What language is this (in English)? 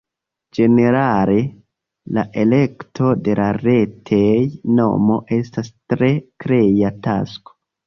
Esperanto